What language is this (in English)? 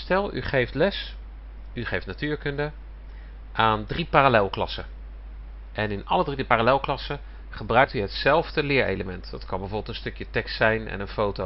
Dutch